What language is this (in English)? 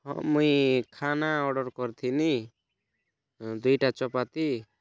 Odia